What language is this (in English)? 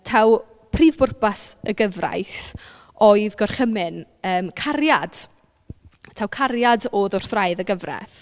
Welsh